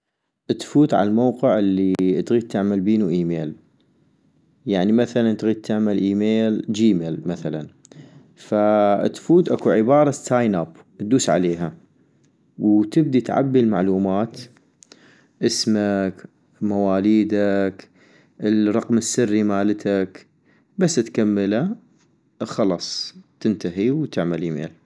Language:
North Mesopotamian Arabic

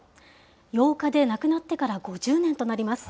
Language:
Japanese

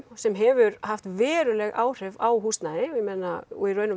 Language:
Icelandic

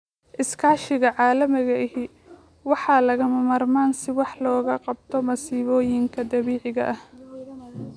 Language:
Somali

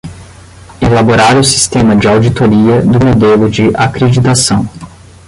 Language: Portuguese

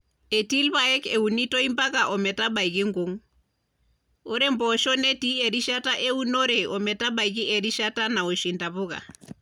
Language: Masai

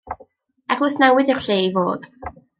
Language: Welsh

